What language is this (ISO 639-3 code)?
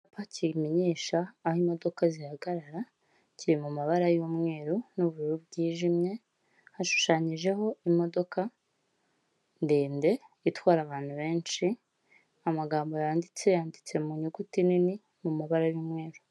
kin